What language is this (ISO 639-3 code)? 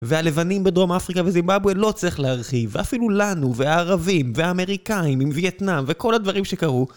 heb